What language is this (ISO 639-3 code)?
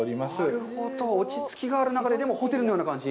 jpn